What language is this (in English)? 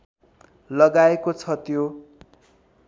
Nepali